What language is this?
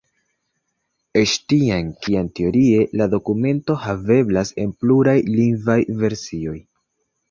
Esperanto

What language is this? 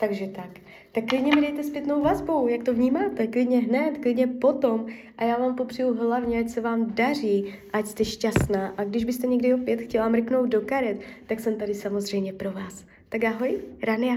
Czech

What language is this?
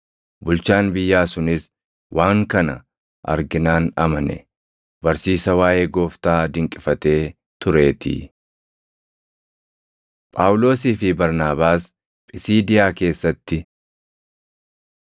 Oromo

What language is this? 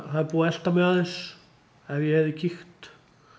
Icelandic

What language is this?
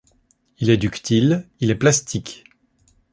French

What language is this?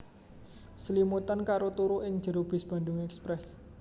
Javanese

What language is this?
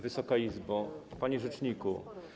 Polish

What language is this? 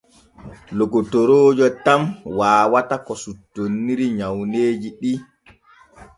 Borgu Fulfulde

